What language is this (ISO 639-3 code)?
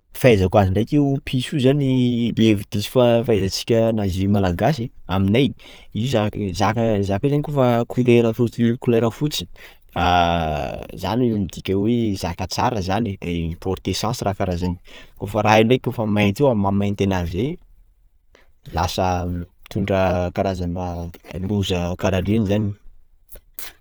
skg